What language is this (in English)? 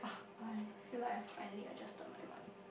English